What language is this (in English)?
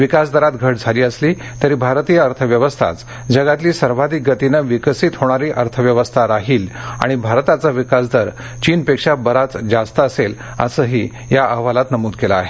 Marathi